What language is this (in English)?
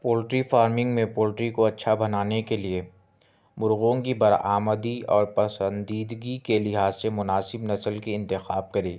Urdu